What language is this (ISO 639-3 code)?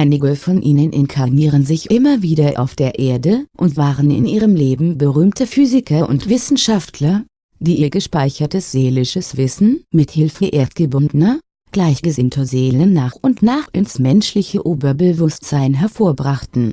deu